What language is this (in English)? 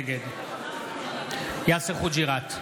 Hebrew